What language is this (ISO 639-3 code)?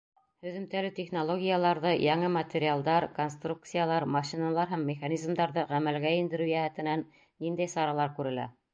bak